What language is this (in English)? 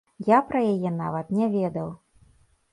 Belarusian